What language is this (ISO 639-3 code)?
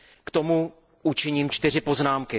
ces